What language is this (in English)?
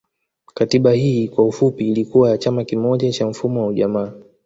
Swahili